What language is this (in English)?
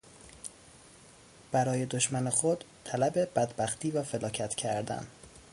Persian